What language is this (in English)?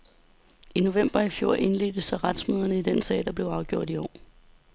Danish